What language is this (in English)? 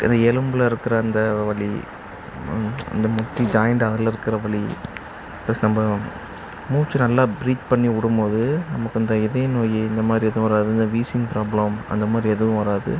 Tamil